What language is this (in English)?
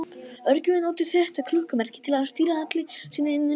Icelandic